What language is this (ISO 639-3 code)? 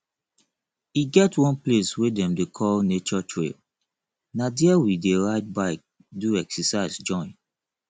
pcm